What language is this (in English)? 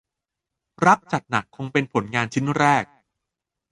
Thai